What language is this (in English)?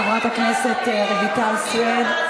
Hebrew